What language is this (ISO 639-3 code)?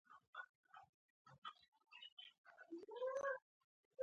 pus